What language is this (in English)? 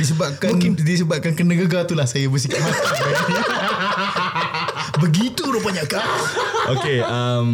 Malay